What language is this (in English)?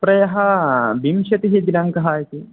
Sanskrit